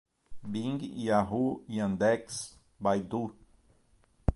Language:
Portuguese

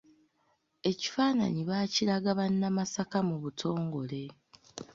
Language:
Ganda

